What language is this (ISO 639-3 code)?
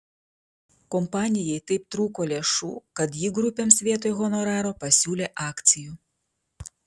lit